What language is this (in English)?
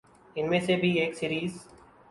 Urdu